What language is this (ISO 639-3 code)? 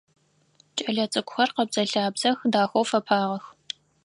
ady